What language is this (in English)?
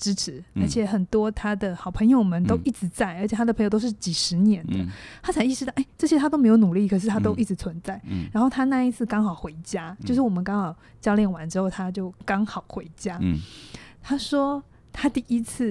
Chinese